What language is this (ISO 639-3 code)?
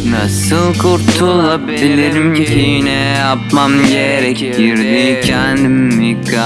tur